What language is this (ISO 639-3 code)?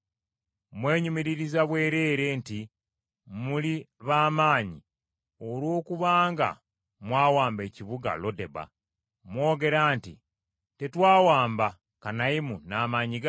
lug